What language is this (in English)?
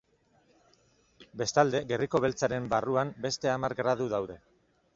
Basque